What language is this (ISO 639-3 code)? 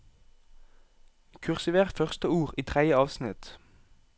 nor